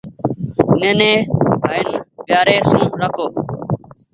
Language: Goaria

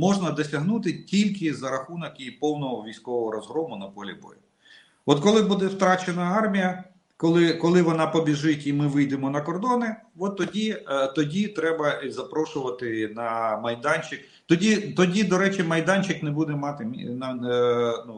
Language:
Russian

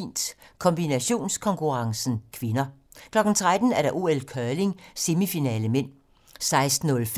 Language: Danish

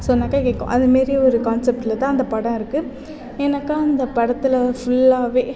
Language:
Tamil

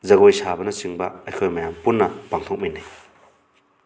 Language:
Manipuri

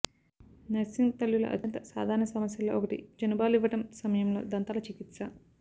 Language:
Telugu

